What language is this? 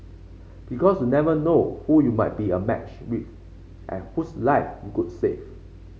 English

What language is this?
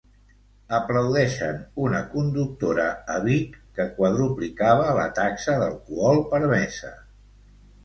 Catalan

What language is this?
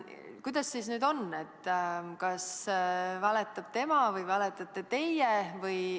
Estonian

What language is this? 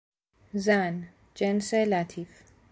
Persian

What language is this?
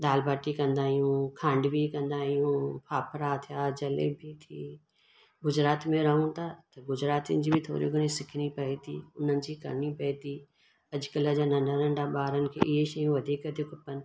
Sindhi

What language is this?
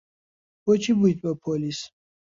Central Kurdish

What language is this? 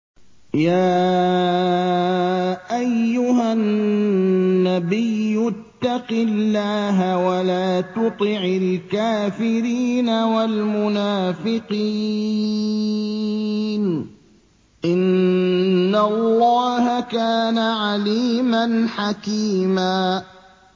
Arabic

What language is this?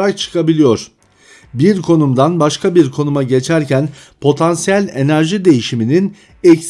Turkish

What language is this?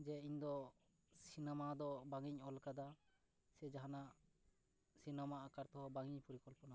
Santali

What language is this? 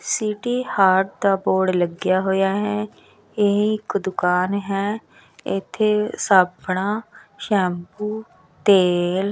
Punjabi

